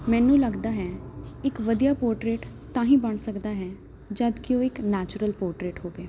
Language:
Punjabi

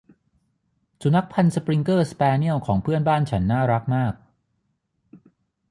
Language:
Thai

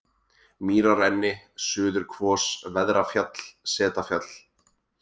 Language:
Icelandic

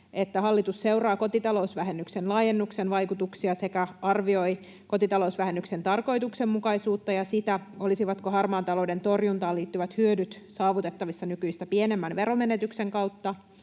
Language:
Finnish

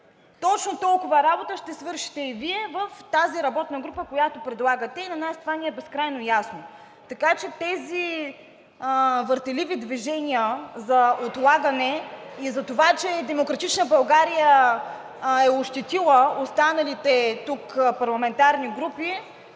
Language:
Bulgarian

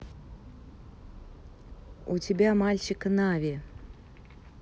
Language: Russian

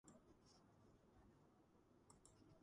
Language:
Georgian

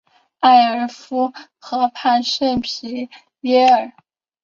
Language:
Chinese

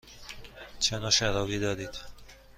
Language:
Persian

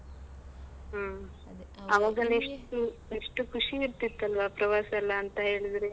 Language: Kannada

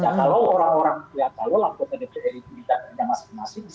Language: Indonesian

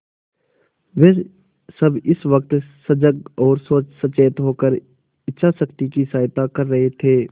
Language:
Hindi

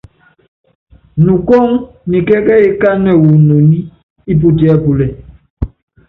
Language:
Yangben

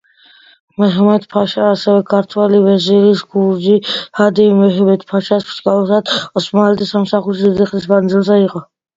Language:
Georgian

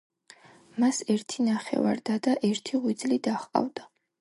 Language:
Georgian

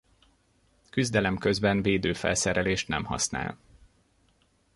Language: Hungarian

